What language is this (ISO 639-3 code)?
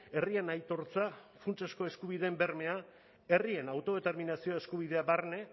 eus